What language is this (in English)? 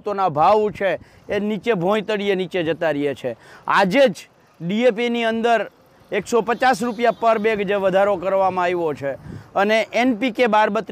Hindi